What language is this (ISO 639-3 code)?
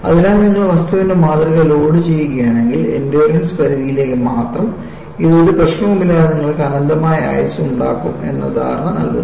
mal